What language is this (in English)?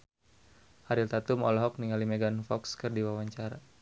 Sundanese